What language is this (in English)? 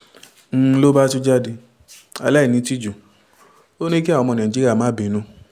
Yoruba